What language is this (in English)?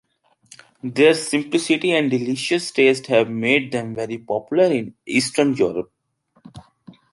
English